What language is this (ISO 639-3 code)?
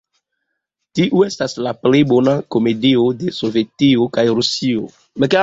epo